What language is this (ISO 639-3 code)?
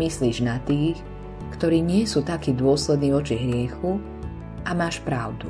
slk